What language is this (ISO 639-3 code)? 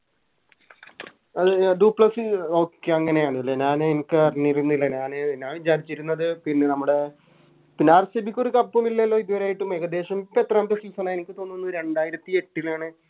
mal